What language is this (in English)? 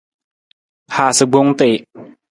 Nawdm